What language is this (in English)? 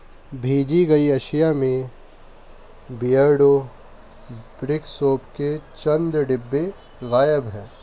Urdu